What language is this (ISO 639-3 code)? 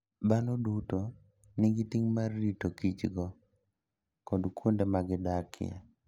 luo